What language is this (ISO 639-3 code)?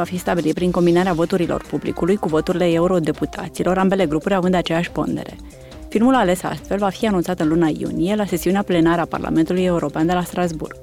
ron